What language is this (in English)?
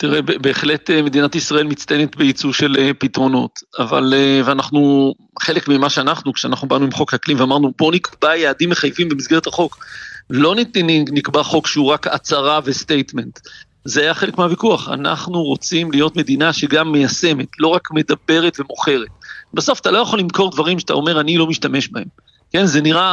Hebrew